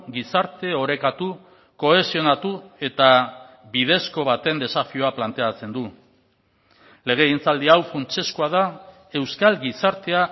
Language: Basque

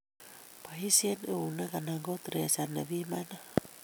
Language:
Kalenjin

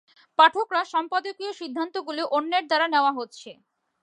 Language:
Bangla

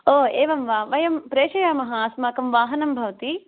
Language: Sanskrit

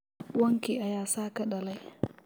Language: Somali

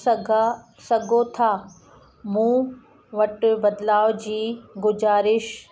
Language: Sindhi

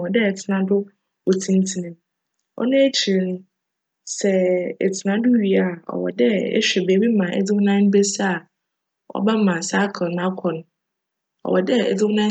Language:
Akan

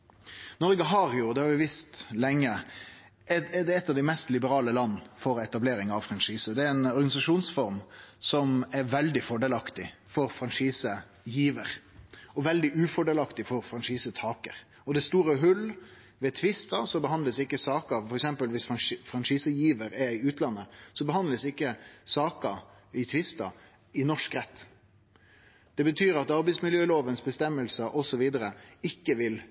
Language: Norwegian Nynorsk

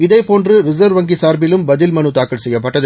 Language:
Tamil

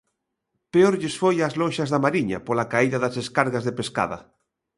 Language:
Galician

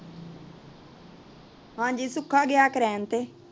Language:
Punjabi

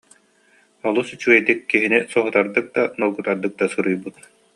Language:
Yakut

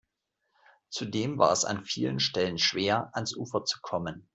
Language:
German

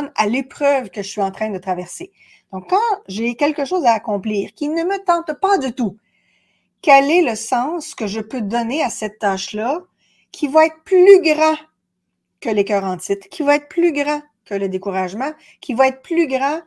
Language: French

